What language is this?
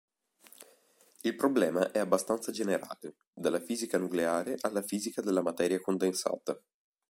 Italian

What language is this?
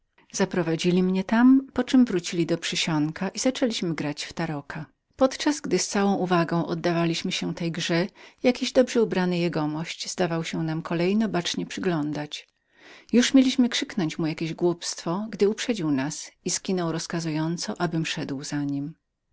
Polish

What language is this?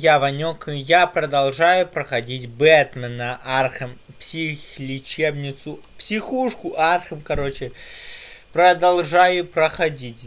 Russian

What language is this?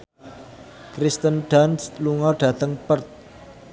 Javanese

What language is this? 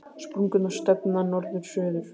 Icelandic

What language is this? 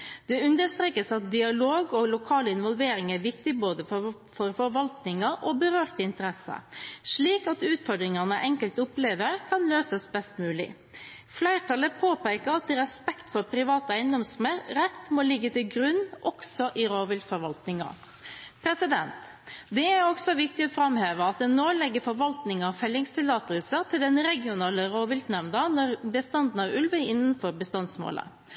Norwegian Bokmål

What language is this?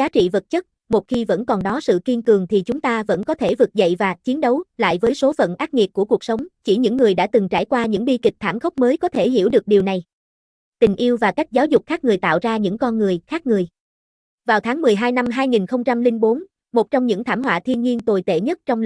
Vietnamese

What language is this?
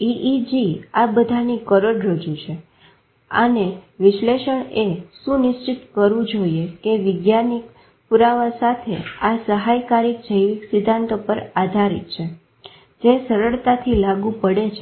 Gujarati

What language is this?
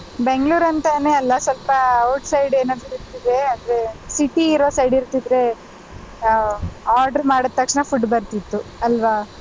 Kannada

